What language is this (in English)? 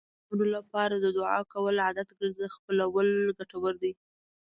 Pashto